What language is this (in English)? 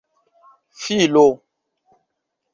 Esperanto